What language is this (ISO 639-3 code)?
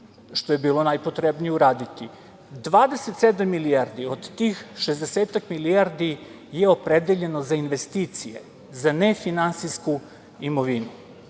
srp